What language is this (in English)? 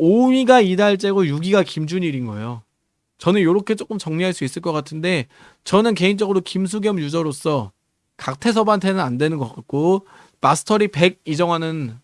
Korean